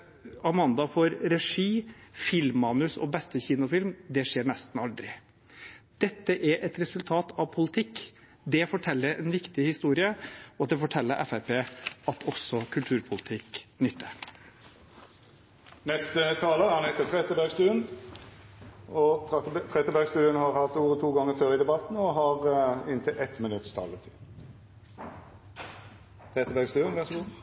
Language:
Norwegian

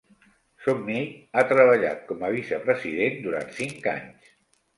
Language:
Catalan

